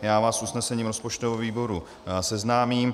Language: Czech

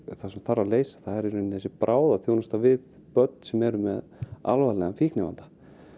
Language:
Icelandic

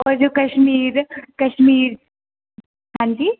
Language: Dogri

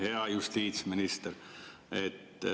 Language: Estonian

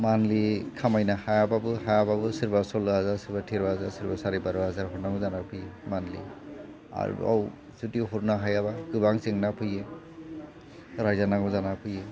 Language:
Bodo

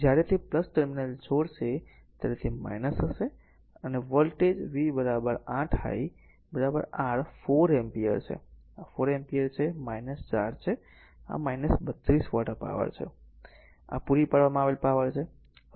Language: Gujarati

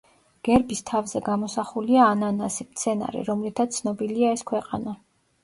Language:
Georgian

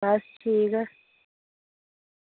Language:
Dogri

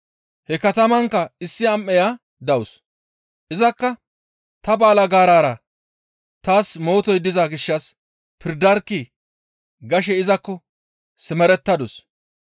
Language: Gamo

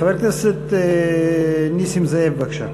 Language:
Hebrew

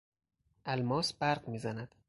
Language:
Persian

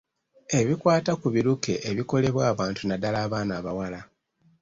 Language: Ganda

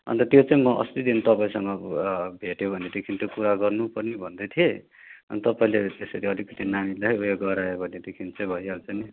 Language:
Nepali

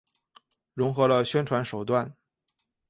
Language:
Chinese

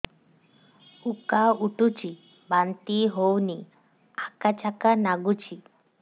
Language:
Odia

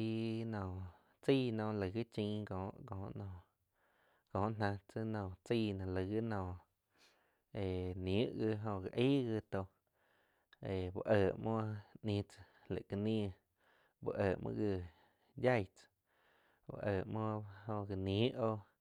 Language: Quiotepec Chinantec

